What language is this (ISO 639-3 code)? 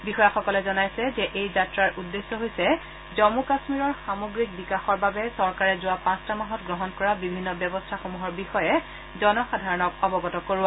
asm